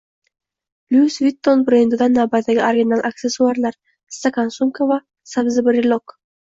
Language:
Uzbek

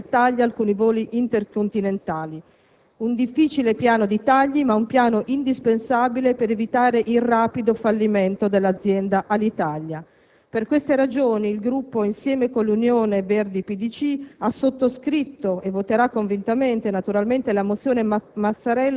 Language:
Italian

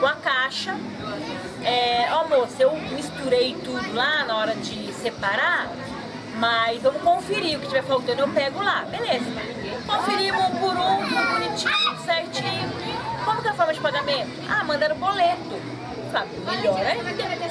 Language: Portuguese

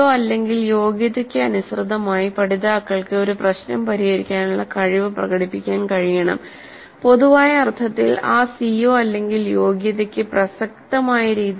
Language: Malayalam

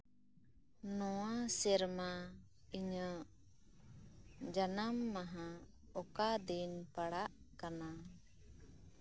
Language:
Santali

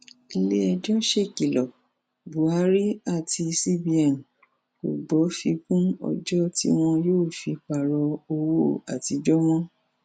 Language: Yoruba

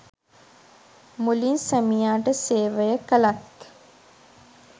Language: Sinhala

